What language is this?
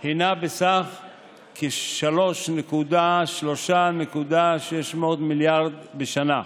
Hebrew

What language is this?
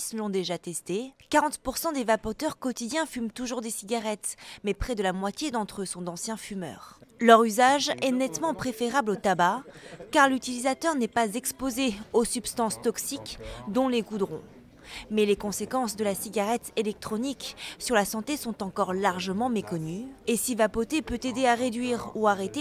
French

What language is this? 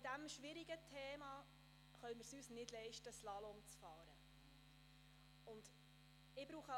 Swiss German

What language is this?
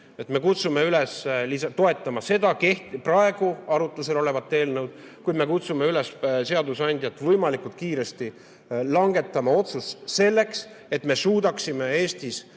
Estonian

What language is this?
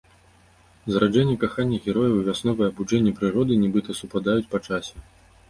Belarusian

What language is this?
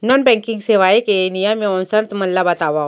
Chhattisgarhi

